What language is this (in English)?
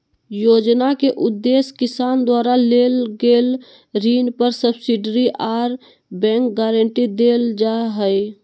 Magahi